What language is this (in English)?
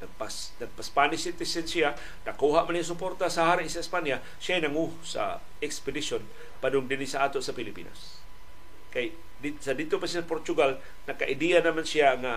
Filipino